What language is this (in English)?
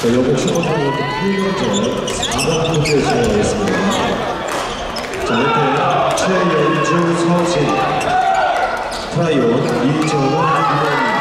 Korean